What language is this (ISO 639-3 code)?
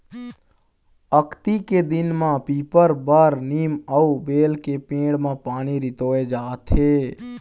hne